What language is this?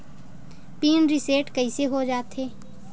Chhattisgarhi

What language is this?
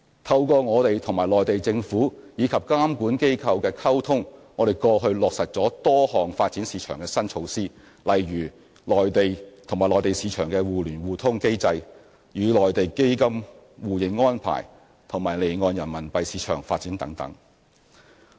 Cantonese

